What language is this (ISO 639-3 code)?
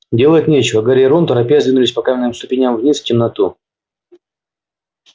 rus